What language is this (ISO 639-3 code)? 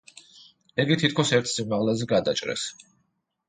kat